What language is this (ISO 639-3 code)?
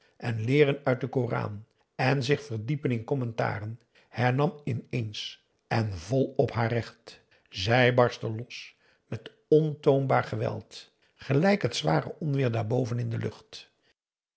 nld